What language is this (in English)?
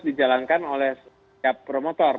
Indonesian